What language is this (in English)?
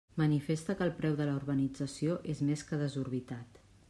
Catalan